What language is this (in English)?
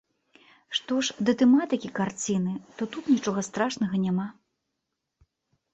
Belarusian